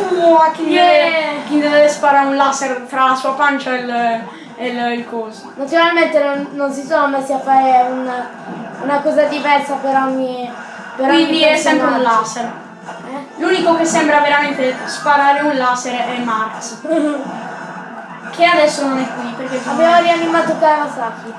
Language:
Italian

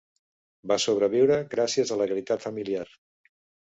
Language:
Catalan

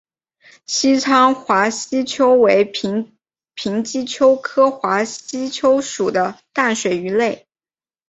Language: Chinese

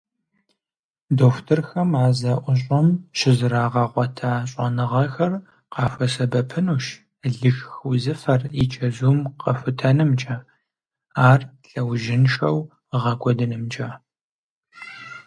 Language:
Kabardian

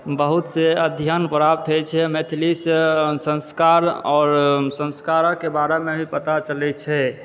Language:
Maithili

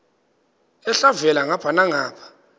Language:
Xhosa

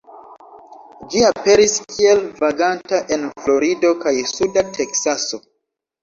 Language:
Esperanto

